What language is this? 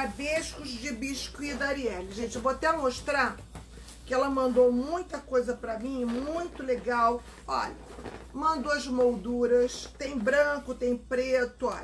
Portuguese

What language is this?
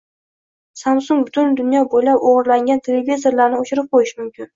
Uzbek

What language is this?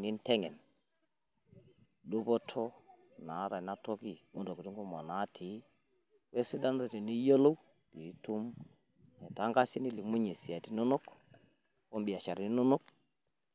Masai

